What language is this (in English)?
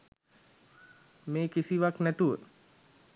Sinhala